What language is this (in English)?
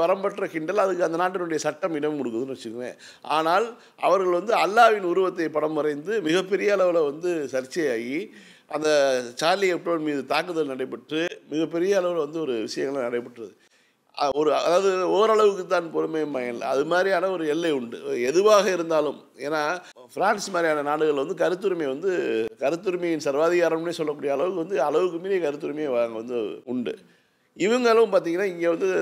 Tamil